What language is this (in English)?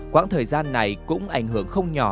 Vietnamese